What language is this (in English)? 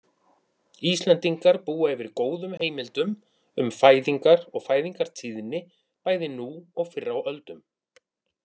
Icelandic